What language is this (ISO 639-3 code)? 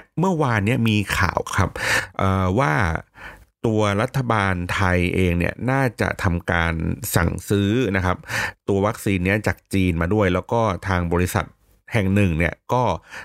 tha